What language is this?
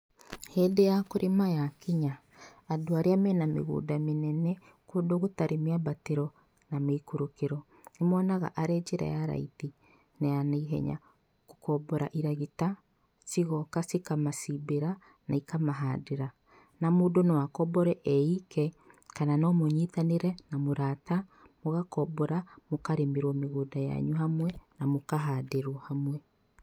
Kikuyu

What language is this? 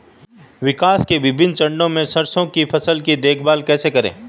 Hindi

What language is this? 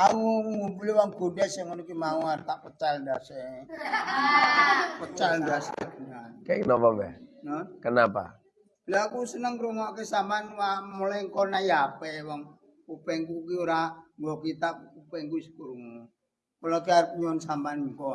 Indonesian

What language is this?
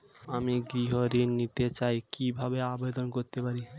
Bangla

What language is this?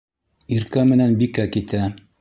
Bashkir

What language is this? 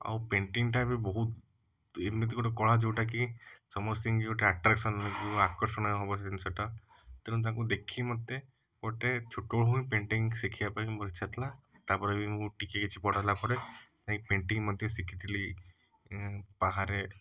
Odia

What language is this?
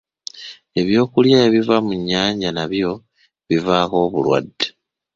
Ganda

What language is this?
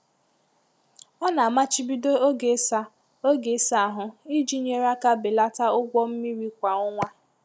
Igbo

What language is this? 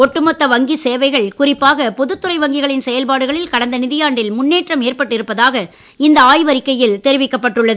Tamil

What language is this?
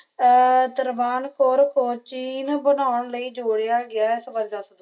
Punjabi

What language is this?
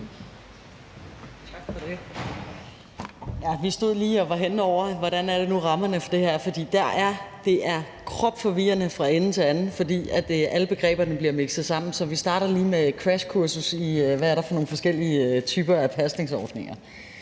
Danish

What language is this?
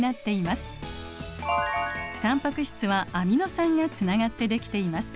Japanese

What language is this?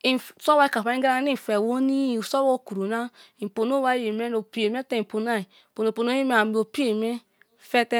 Kalabari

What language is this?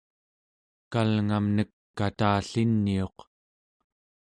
Central Yupik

